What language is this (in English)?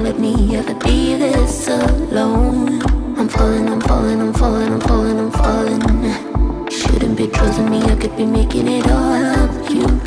Korean